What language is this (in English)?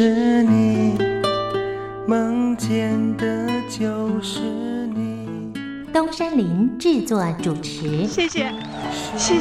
Chinese